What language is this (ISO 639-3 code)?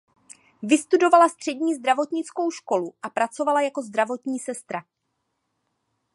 ces